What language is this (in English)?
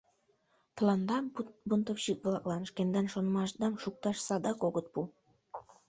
Mari